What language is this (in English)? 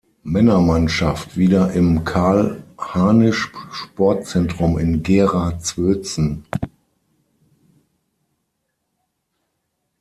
German